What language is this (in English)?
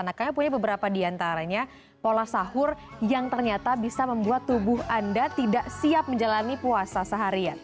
Indonesian